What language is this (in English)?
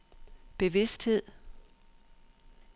Danish